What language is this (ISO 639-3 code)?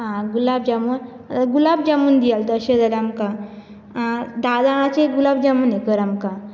kok